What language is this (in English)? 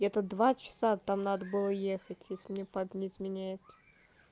Russian